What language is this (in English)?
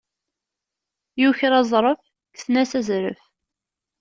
Kabyle